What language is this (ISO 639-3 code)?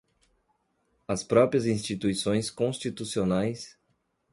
por